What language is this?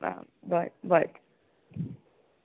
Konkani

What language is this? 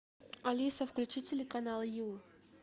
Russian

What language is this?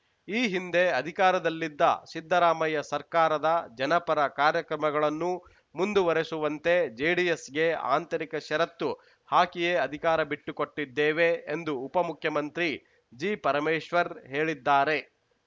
Kannada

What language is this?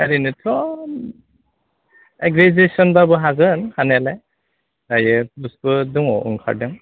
Bodo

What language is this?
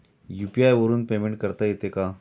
Marathi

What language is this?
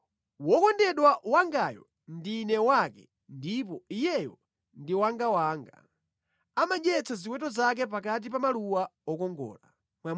Nyanja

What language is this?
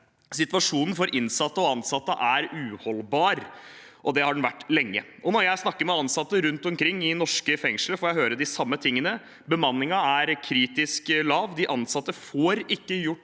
Norwegian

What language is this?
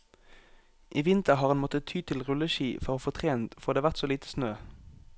Norwegian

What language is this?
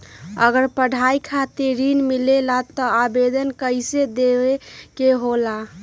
Magahi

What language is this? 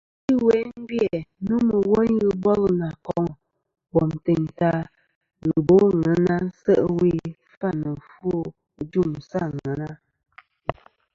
Kom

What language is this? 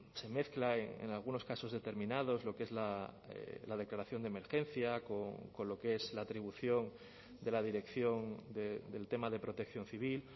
Spanish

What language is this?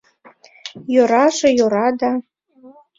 Mari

